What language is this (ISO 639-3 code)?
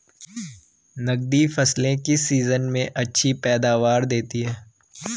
hin